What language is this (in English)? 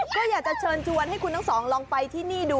Thai